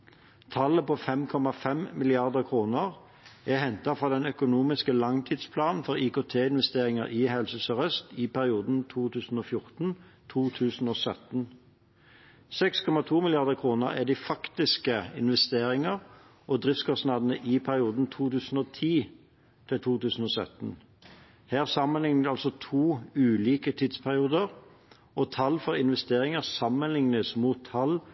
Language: Norwegian Bokmål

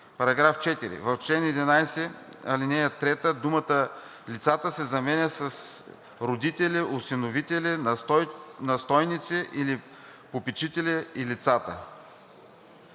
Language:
Bulgarian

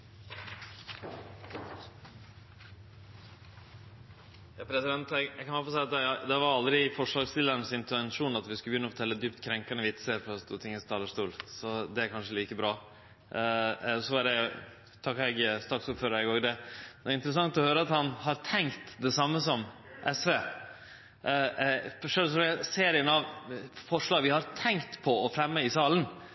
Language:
Norwegian Nynorsk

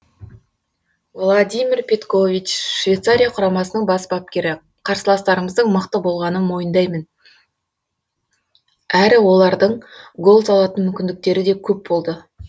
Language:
Kazakh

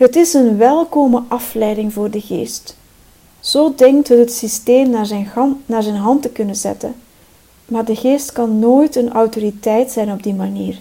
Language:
Dutch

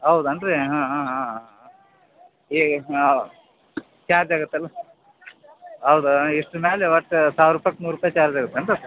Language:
Kannada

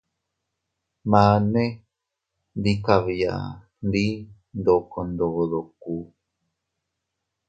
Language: Teutila Cuicatec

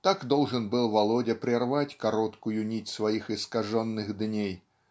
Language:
Russian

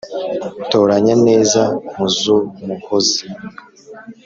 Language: Kinyarwanda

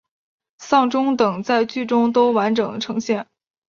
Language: Chinese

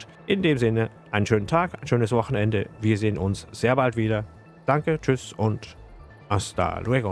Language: German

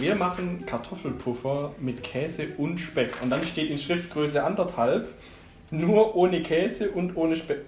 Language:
German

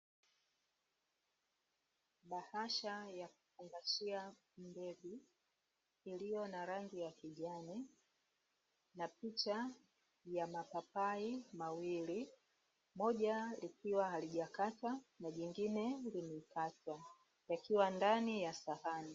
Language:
Swahili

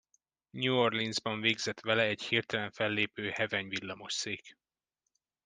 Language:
Hungarian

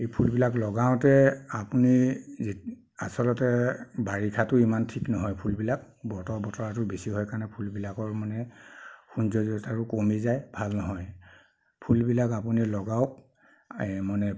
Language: Assamese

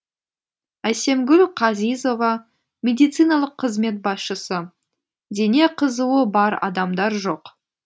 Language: Kazakh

